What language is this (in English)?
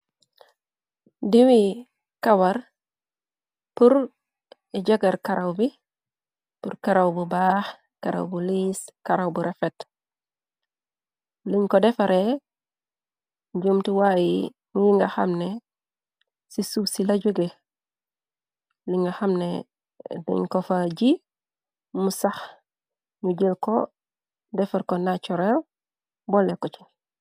Wolof